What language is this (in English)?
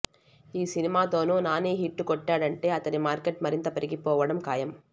Telugu